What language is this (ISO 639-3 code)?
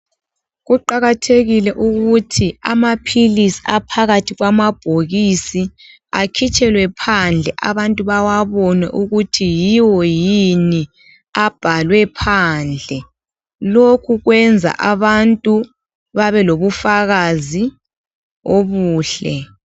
nde